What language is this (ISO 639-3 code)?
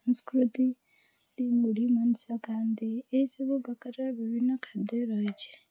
ori